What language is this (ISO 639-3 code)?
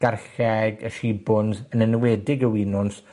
cym